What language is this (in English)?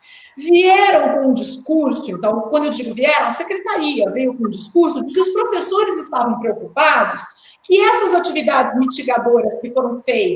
Portuguese